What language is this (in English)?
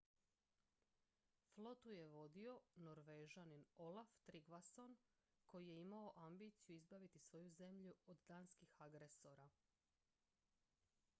Croatian